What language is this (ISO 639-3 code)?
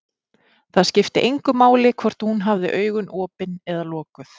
isl